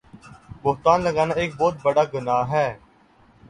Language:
Urdu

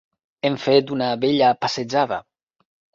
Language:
Catalan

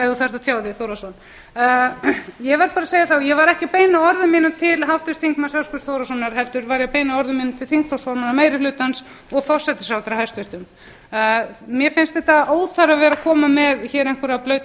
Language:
Icelandic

